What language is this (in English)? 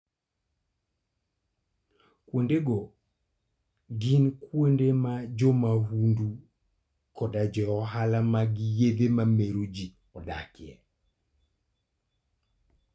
Luo (Kenya and Tanzania)